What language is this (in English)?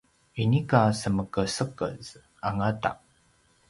Paiwan